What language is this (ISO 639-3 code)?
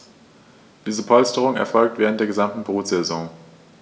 deu